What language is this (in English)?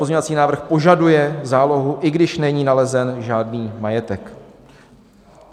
Czech